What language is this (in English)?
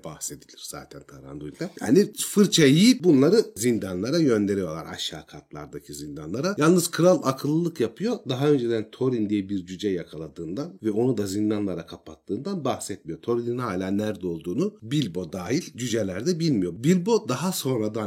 Turkish